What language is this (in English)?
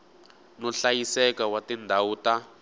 Tsonga